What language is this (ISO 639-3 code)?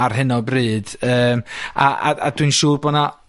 cym